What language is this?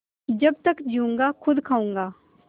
Hindi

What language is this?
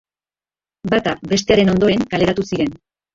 Basque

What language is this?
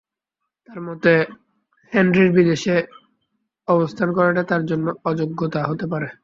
Bangla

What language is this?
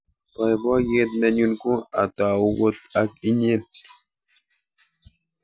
Kalenjin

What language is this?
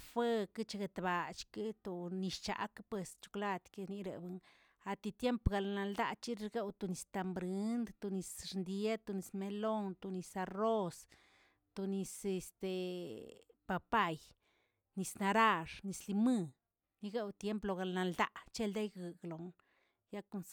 Tilquiapan Zapotec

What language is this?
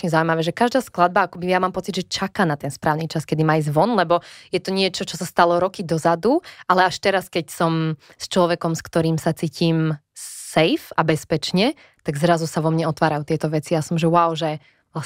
Slovak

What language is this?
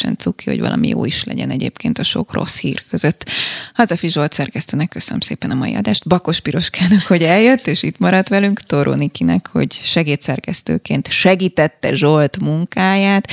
Hungarian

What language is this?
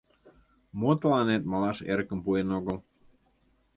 Mari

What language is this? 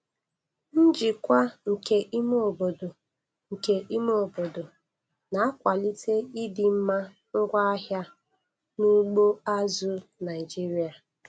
Igbo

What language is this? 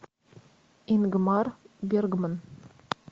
Russian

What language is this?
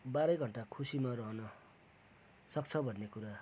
Nepali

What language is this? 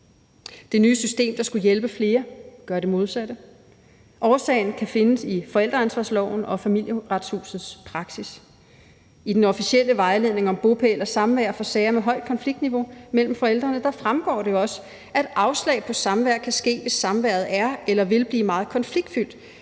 Danish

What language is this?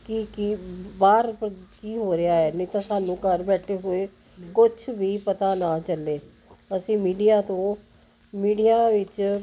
Punjabi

